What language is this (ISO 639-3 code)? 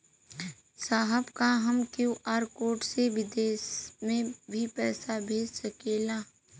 bho